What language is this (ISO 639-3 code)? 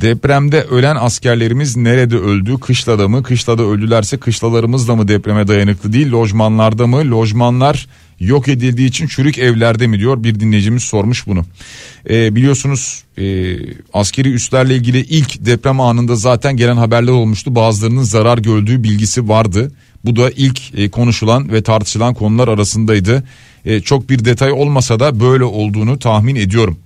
tur